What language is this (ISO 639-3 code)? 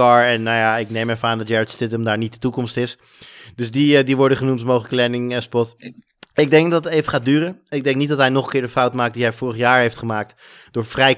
nld